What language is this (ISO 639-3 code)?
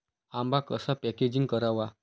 mar